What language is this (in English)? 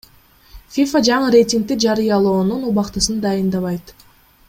Kyrgyz